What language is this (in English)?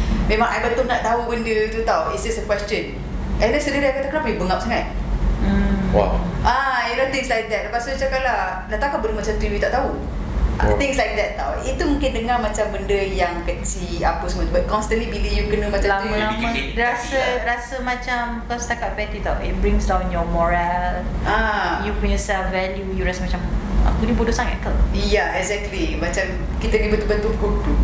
Malay